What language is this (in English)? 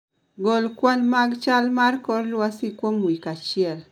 Luo (Kenya and Tanzania)